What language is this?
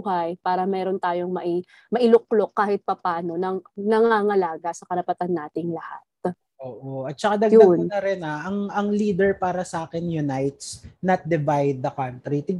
Filipino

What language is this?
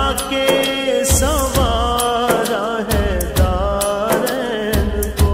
Hindi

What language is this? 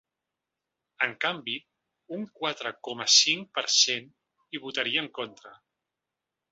Catalan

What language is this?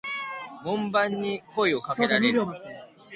Japanese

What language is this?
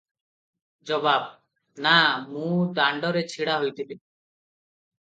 Odia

